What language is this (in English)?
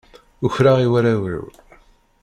Kabyle